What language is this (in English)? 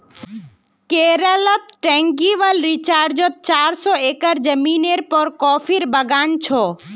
Magahi